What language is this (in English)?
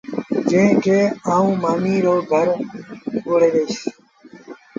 Sindhi Bhil